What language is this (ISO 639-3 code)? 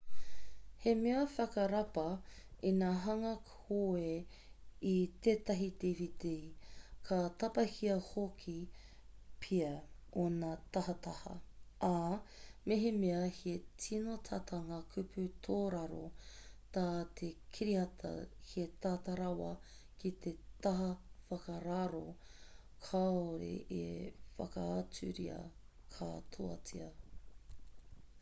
mri